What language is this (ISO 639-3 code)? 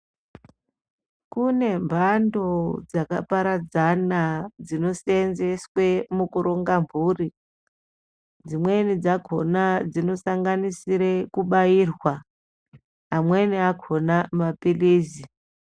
ndc